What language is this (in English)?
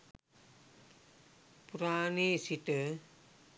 Sinhala